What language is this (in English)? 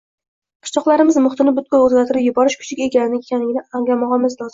Uzbek